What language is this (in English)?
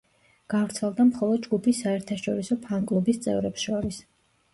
Georgian